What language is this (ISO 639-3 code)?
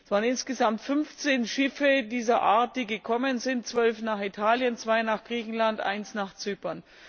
deu